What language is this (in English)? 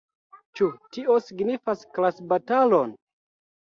Esperanto